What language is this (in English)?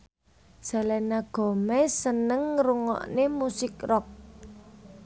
Javanese